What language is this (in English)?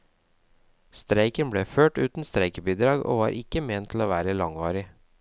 Norwegian